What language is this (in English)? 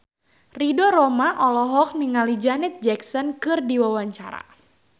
Sundanese